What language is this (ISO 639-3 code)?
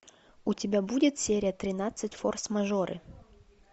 rus